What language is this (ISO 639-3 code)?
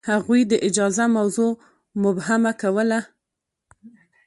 pus